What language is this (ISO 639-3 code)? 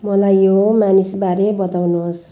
nep